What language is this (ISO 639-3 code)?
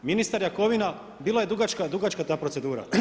hrv